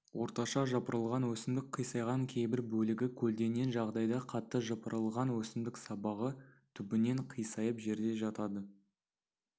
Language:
Kazakh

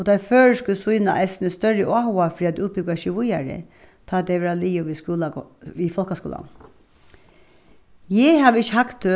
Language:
Faroese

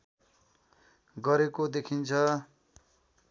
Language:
Nepali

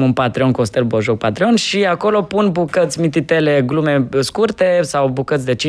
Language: Romanian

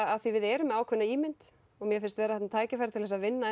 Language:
Icelandic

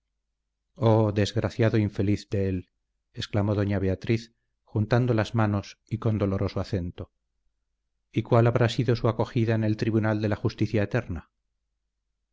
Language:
Spanish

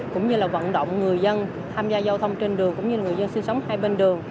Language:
Vietnamese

